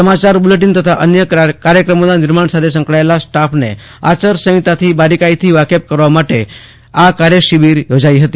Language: Gujarati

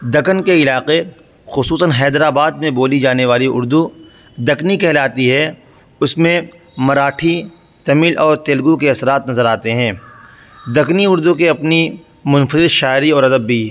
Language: Urdu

